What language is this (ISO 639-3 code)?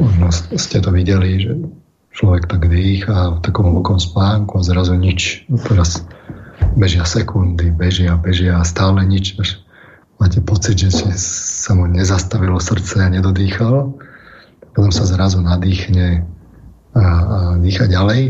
slk